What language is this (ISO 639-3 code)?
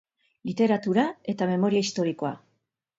eus